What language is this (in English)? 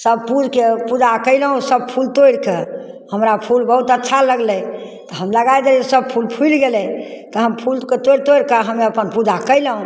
Maithili